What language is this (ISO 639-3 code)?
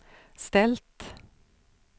swe